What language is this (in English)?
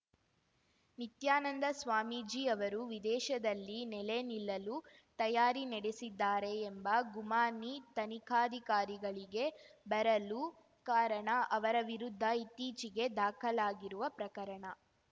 Kannada